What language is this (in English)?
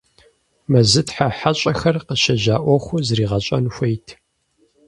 Kabardian